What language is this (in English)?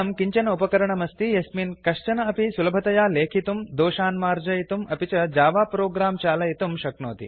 Sanskrit